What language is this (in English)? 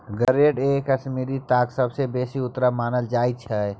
Maithili